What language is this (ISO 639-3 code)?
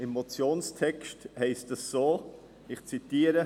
gsw